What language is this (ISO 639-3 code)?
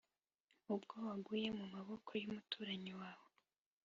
kin